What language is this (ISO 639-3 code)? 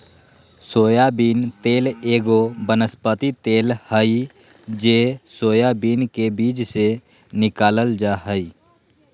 mag